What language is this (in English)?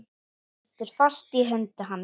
Icelandic